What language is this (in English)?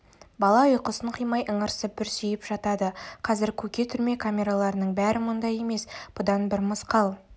Kazakh